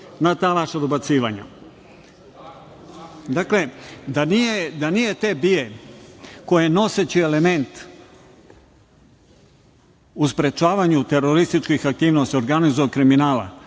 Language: Serbian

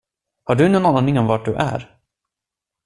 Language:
Swedish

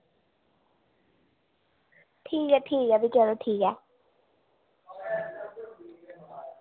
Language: Dogri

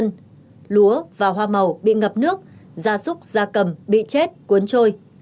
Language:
Vietnamese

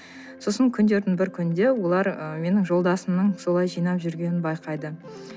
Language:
Kazakh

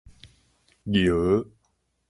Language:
Min Nan Chinese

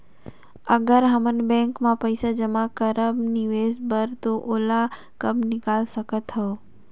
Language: Chhattisgarhi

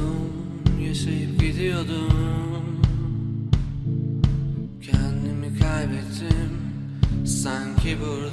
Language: Dutch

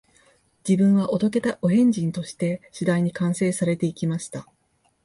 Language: Japanese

